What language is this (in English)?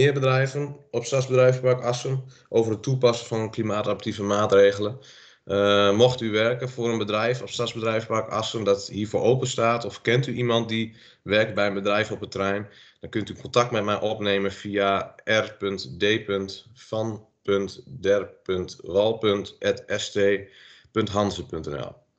Dutch